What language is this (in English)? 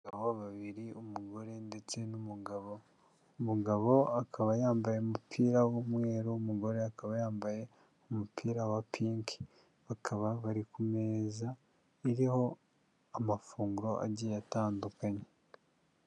Kinyarwanda